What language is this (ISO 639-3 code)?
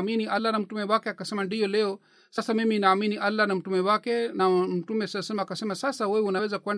swa